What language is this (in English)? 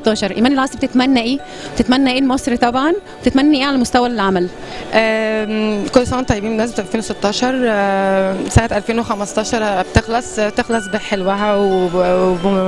Arabic